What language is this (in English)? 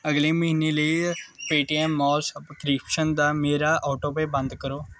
Punjabi